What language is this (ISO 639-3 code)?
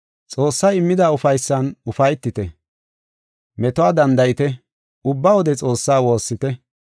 gof